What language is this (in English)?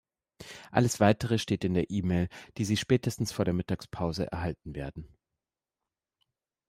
German